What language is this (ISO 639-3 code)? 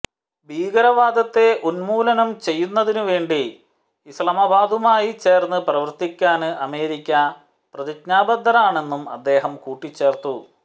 mal